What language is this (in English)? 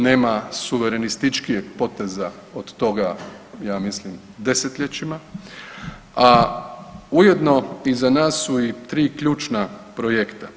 Croatian